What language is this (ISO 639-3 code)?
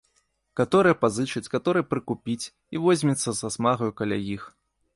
bel